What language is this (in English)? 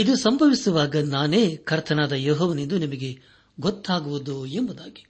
Kannada